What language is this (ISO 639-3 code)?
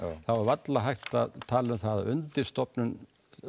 isl